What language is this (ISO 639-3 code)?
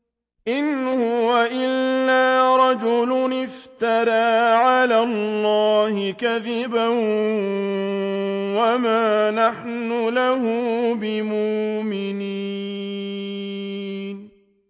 ara